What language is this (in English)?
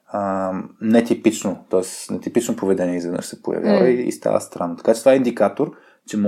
Bulgarian